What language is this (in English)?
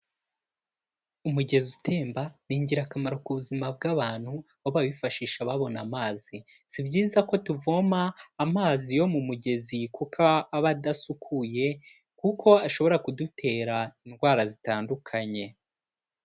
Kinyarwanda